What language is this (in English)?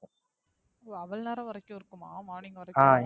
Tamil